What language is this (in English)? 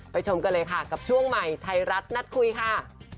Thai